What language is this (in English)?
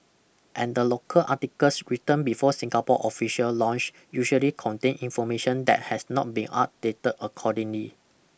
English